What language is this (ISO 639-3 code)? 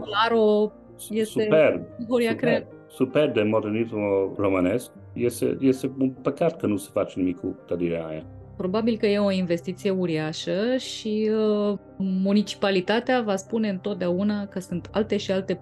ron